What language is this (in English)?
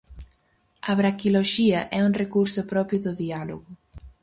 Galician